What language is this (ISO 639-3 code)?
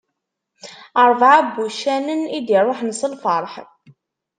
kab